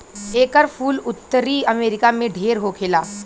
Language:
Bhojpuri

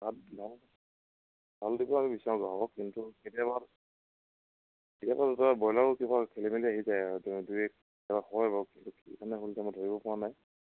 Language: Assamese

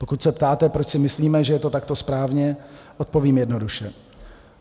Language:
Czech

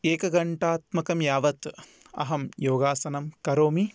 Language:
Sanskrit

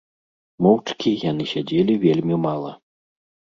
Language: Belarusian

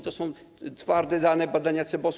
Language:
Polish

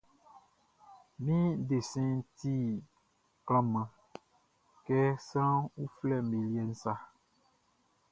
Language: Baoulé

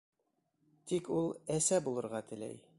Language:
Bashkir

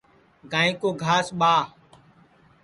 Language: Sansi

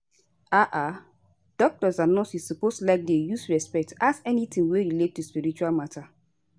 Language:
Nigerian Pidgin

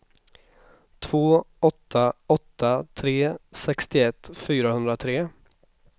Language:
Swedish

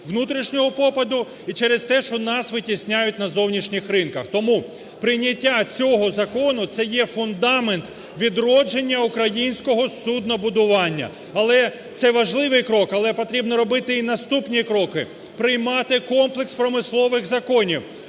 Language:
Ukrainian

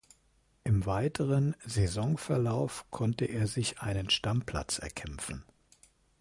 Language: German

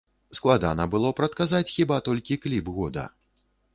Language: Belarusian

